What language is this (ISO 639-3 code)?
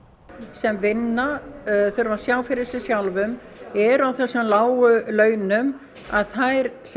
isl